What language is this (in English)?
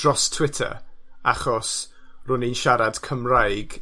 Welsh